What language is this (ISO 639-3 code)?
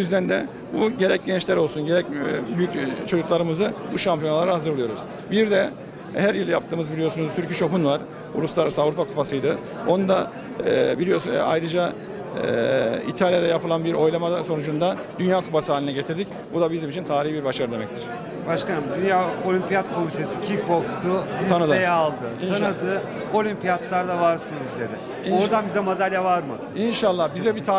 tur